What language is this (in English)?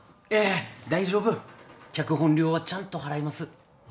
Japanese